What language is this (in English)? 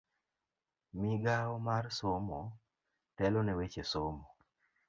Luo (Kenya and Tanzania)